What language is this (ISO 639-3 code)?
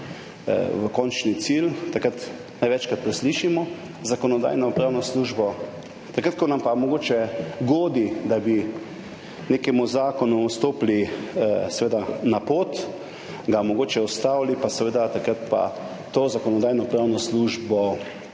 slv